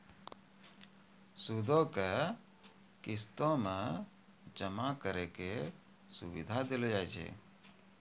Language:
Maithili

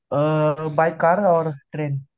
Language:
Marathi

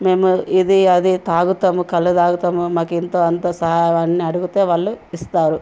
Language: Telugu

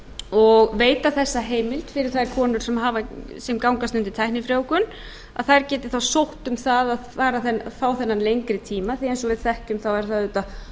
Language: Icelandic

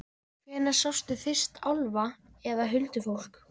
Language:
Icelandic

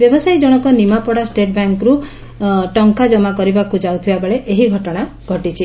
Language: Odia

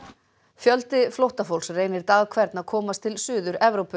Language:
Icelandic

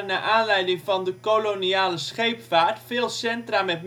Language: Dutch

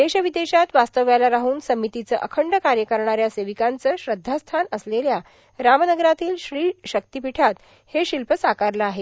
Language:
Marathi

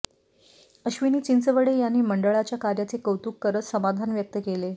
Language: Marathi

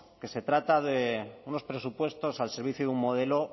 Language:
Spanish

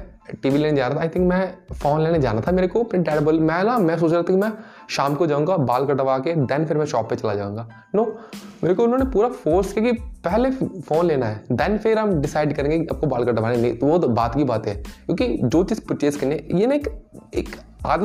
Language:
Hindi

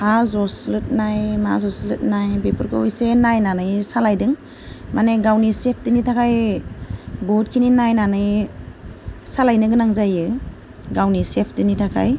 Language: Bodo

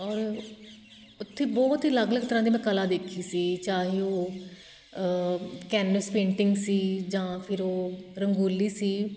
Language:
Punjabi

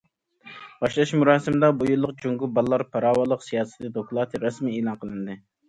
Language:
Uyghur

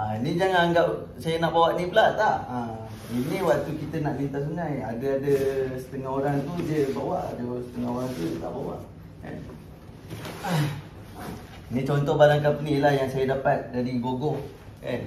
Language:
Malay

